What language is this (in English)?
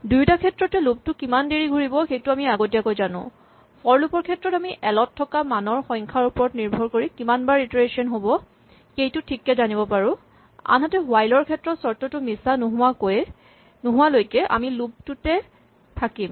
Assamese